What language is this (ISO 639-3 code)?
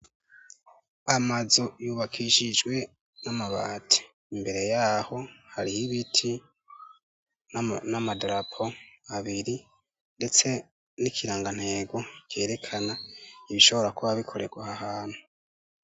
run